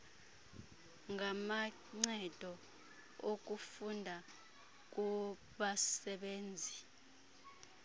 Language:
Xhosa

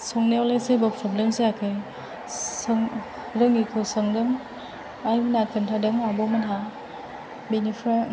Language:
Bodo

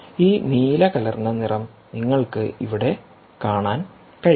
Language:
Malayalam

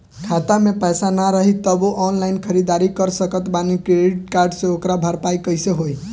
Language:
Bhojpuri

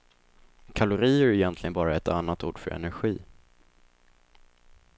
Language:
Swedish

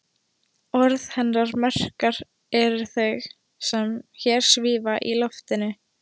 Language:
Icelandic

